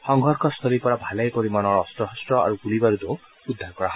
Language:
Assamese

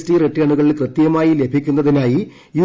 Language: Malayalam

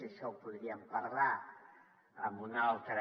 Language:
Catalan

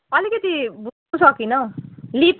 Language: Nepali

